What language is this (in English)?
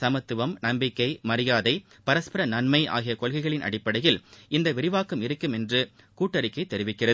Tamil